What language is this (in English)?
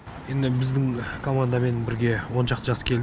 Kazakh